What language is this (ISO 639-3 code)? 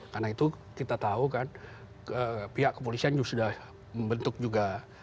ind